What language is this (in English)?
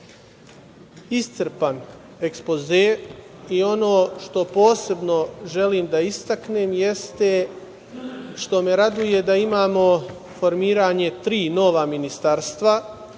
Serbian